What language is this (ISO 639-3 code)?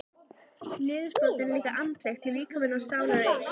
isl